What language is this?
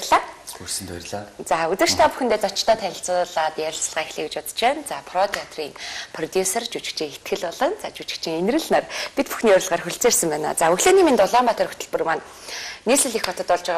Romanian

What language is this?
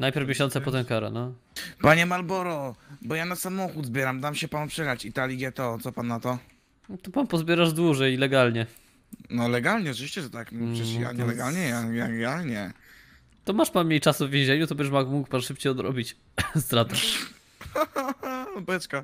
Polish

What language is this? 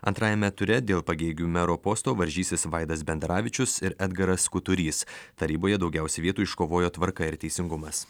Lithuanian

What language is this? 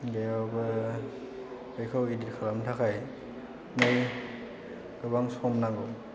Bodo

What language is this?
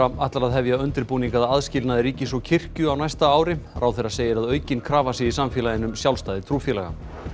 Icelandic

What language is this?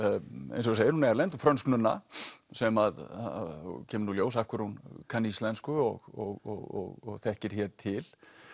Icelandic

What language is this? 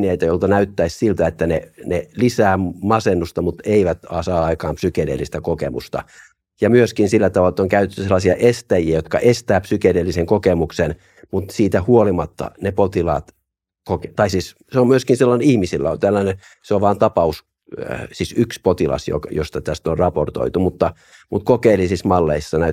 Finnish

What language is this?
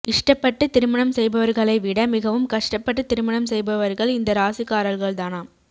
Tamil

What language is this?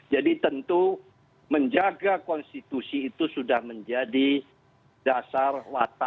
Indonesian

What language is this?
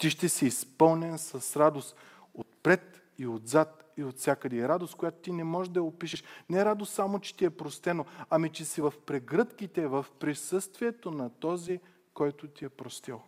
Bulgarian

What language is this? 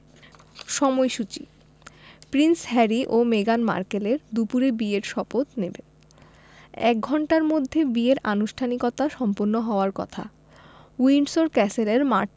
Bangla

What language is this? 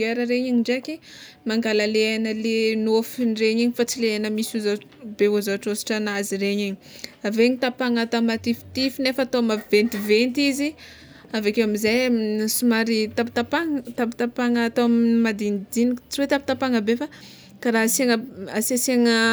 Tsimihety Malagasy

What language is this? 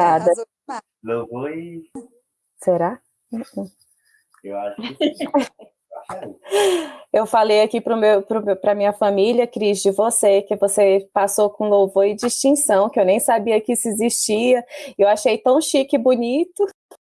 Portuguese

